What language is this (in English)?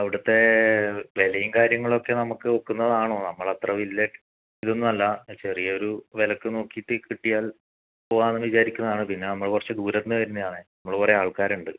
Malayalam